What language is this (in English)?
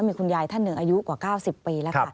Thai